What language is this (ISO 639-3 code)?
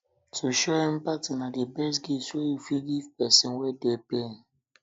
pcm